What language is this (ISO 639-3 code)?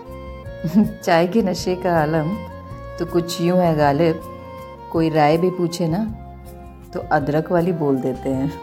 hin